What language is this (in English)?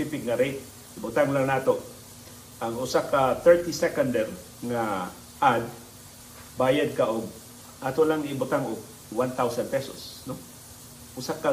Filipino